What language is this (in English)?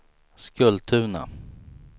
Swedish